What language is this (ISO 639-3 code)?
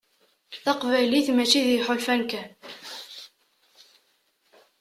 kab